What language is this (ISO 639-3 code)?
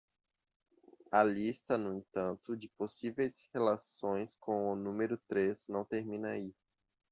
por